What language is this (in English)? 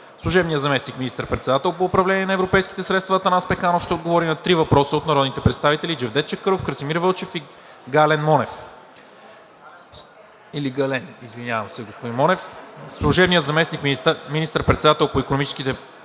Bulgarian